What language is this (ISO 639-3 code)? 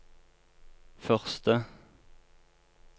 nor